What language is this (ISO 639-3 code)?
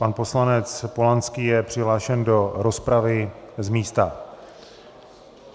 ces